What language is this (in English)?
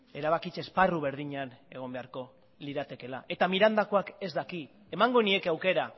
Basque